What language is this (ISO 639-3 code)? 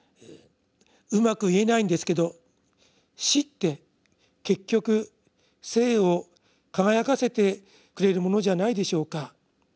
jpn